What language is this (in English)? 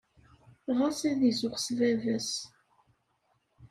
Kabyle